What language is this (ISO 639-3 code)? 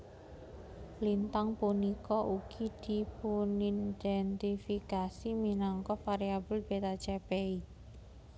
jav